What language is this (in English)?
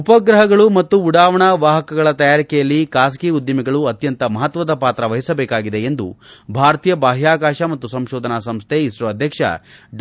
Kannada